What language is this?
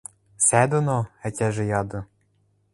Western Mari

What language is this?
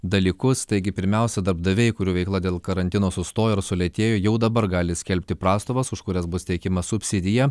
Lithuanian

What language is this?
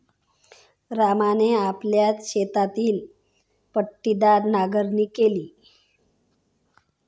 Marathi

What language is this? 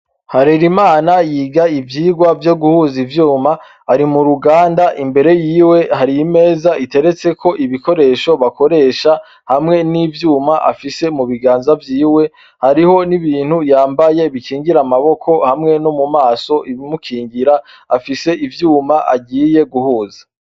Rundi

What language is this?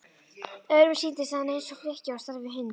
Icelandic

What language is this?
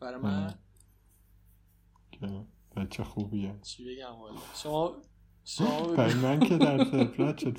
Persian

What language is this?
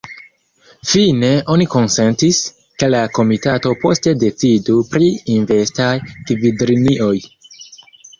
Esperanto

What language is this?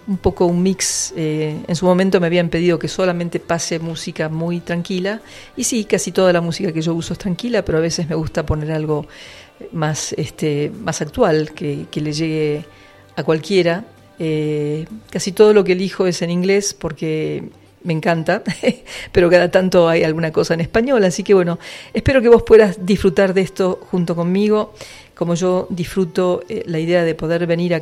Spanish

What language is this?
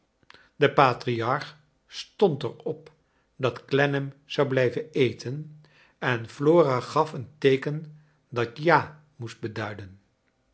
Dutch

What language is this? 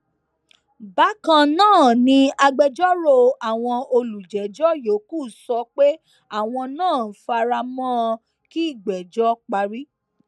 Yoruba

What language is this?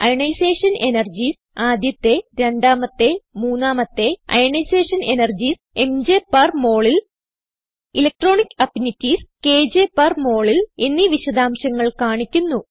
Malayalam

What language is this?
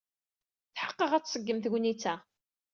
Kabyle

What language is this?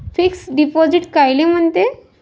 Marathi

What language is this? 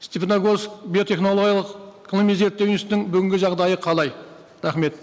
Kazakh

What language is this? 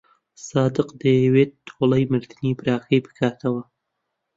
Central Kurdish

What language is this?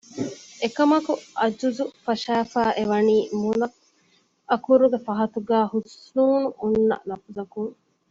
Divehi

